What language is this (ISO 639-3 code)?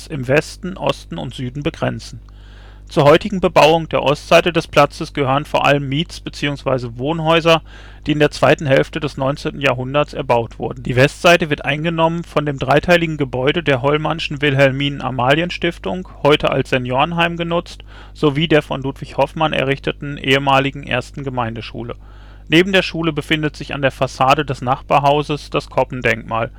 deu